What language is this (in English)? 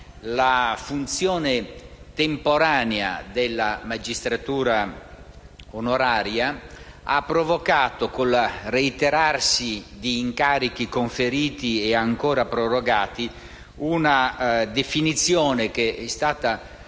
Italian